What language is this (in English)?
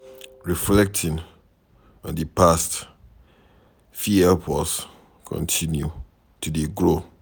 Nigerian Pidgin